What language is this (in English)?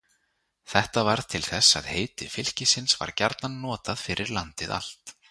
Icelandic